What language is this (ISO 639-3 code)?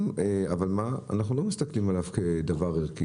heb